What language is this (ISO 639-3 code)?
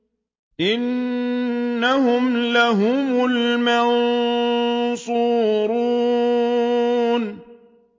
ara